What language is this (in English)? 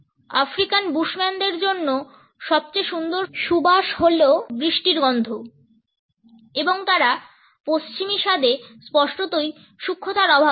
Bangla